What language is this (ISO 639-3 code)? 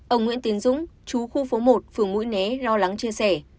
vie